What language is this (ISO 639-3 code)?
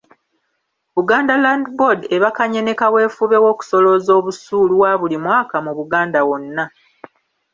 lug